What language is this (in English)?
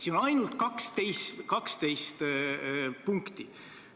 Estonian